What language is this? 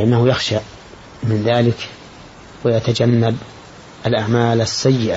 Arabic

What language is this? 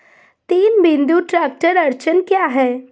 Hindi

